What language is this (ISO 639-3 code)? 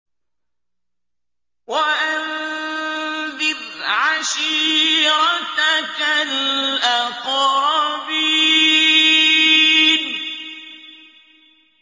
ara